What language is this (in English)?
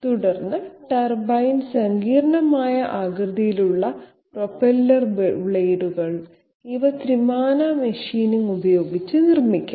Malayalam